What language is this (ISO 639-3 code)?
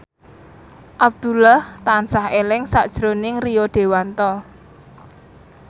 jav